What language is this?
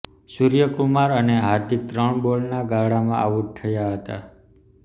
Gujarati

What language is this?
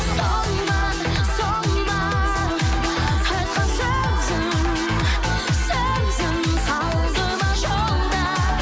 Kazakh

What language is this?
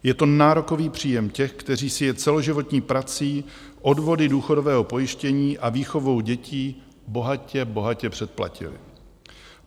Czech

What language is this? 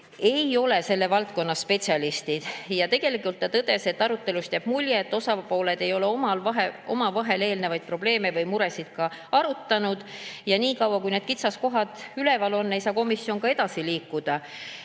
Estonian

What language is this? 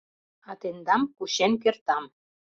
Mari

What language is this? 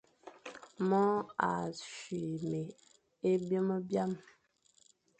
Fang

